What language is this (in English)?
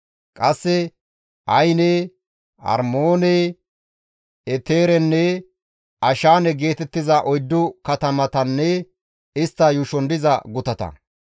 Gamo